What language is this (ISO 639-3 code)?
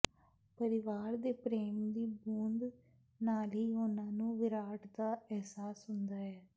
pan